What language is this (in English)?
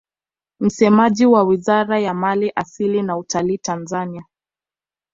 Swahili